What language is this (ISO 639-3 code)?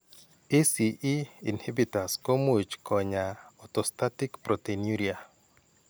kln